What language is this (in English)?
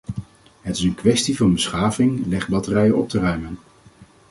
Dutch